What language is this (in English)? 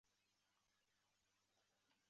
Chinese